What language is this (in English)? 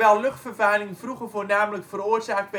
Dutch